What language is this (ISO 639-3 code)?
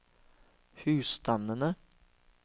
nor